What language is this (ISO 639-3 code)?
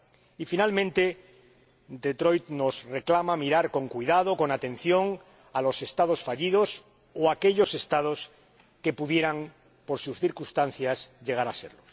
spa